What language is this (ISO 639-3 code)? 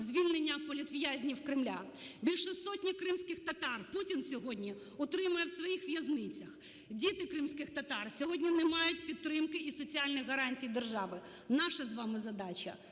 ukr